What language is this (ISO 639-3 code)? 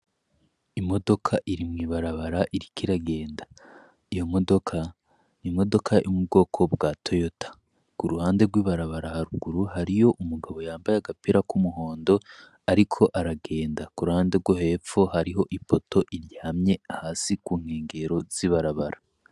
run